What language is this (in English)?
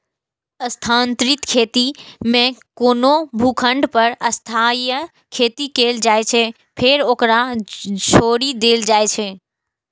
Maithili